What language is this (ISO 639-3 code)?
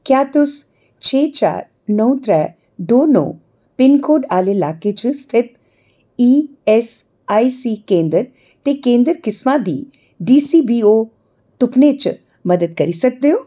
doi